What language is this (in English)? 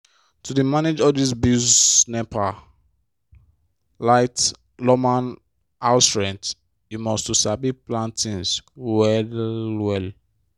Nigerian Pidgin